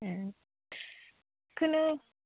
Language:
Bodo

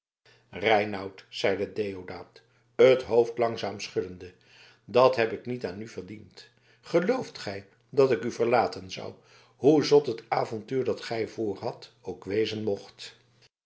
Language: Dutch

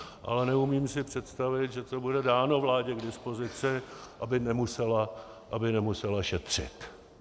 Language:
Czech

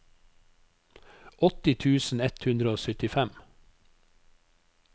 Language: Norwegian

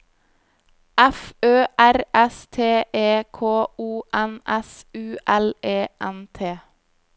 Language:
Norwegian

